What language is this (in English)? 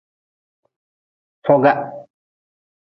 Nawdm